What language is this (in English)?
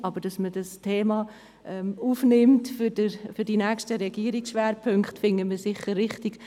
Swiss German